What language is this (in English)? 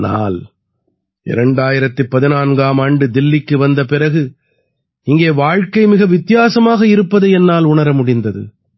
Tamil